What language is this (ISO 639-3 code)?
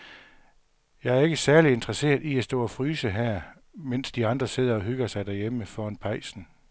dan